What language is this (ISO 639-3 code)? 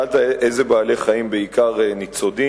heb